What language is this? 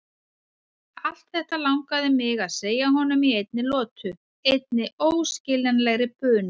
Icelandic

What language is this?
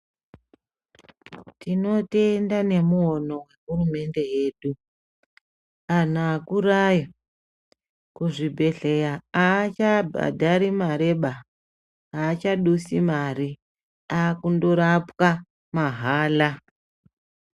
Ndau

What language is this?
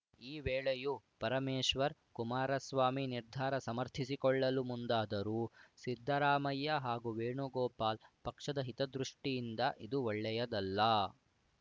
Kannada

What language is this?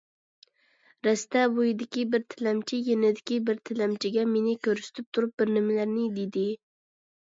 Uyghur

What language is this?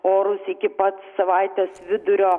Lithuanian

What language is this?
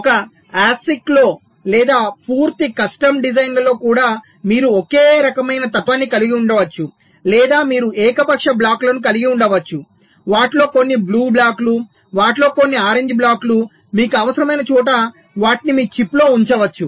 Telugu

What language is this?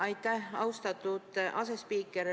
Estonian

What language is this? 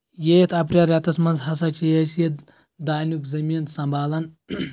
Kashmiri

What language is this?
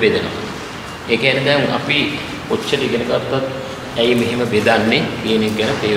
Indonesian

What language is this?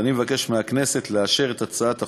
Hebrew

